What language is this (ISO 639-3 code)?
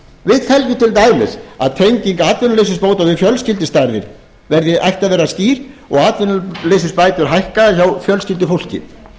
isl